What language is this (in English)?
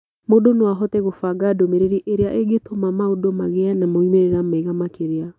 Kikuyu